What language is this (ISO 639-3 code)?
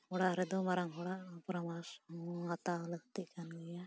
sat